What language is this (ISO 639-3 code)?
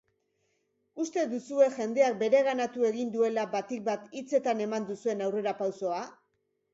eus